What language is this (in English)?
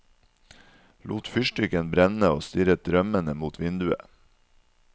Norwegian